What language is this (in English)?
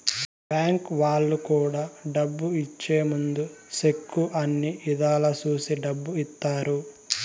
Telugu